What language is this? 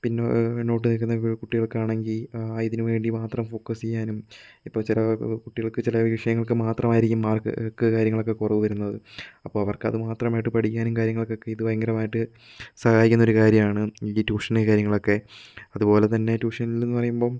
Malayalam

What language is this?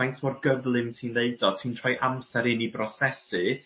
Welsh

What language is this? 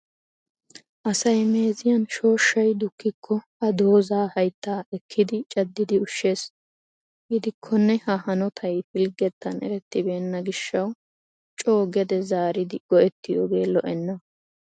Wolaytta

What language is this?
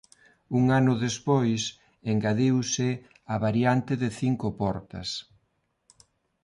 Galician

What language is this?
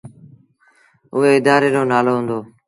Sindhi Bhil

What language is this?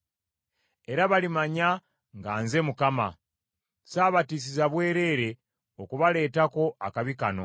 Ganda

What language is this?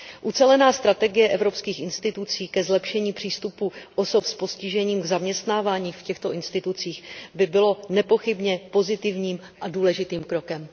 Czech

